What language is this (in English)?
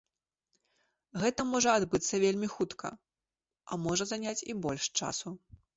Belarusian